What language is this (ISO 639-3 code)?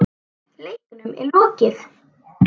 isl